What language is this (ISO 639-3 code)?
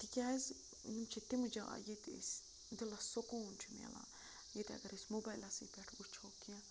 kas